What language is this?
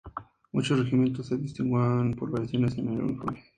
Spanish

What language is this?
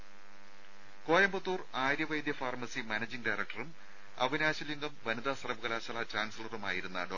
Malayalam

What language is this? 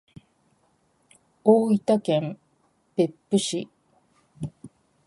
Japanese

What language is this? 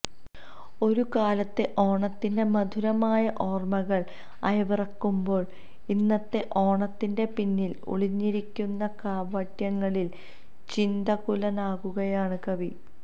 Malayalam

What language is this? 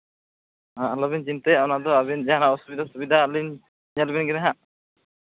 Santali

